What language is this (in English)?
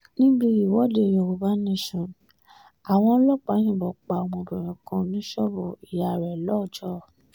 Yoruba